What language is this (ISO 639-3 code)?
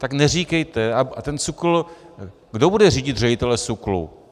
ces